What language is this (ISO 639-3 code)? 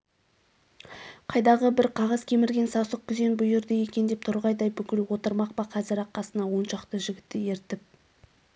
kaz